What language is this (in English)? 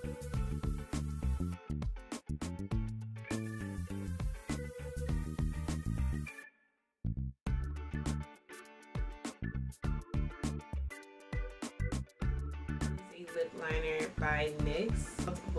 English